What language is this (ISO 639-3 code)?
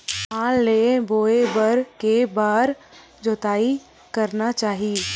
hne